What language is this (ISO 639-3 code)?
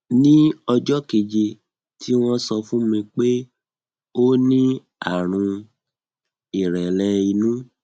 yor